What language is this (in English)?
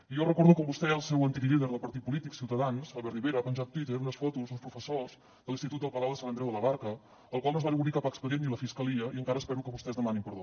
Catalan